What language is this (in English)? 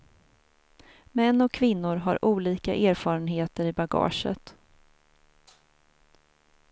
Swedish